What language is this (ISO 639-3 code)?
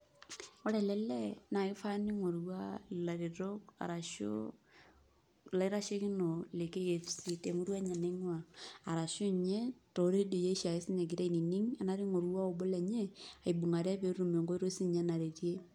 mas